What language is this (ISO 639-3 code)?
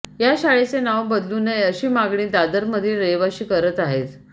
mar